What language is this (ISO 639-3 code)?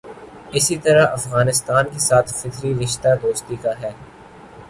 urd